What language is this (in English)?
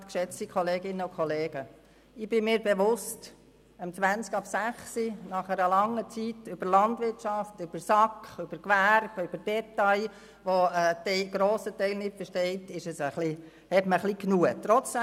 Swiss German